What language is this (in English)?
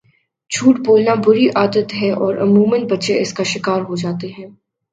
Urdu